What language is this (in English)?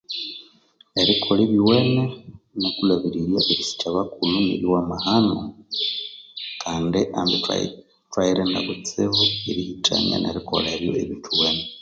Konzo